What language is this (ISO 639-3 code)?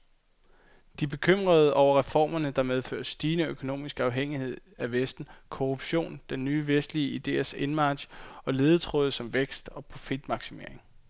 dan